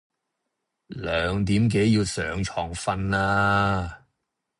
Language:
Cantonese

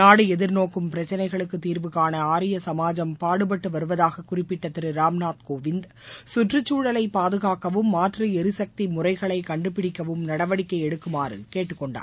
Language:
Tamil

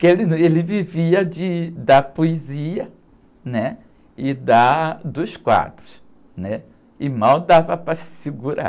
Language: Portuguese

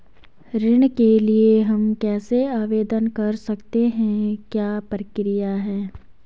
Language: Hindi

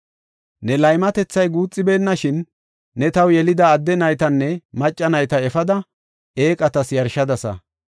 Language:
Gofa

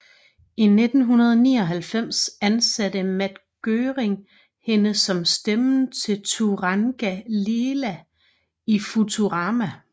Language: Danish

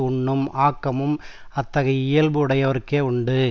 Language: Tamil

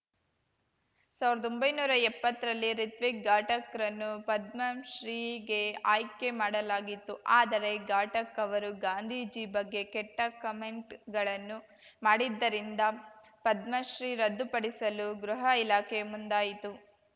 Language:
Kannada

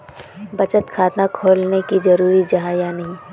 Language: Magahi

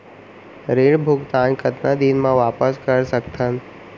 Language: Chhattisgarhi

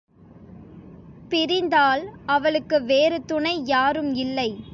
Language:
Tamil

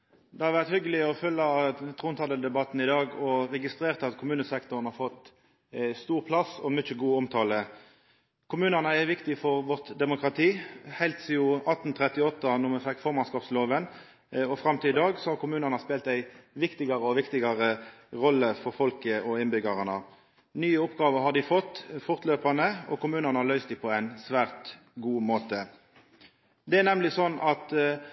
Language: Norwegian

